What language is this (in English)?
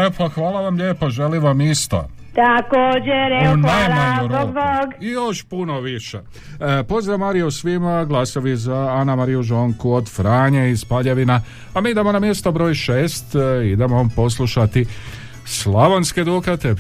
Croatian